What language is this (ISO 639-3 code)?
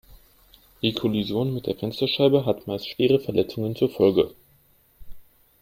deu